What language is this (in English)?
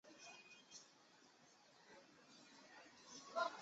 Chinese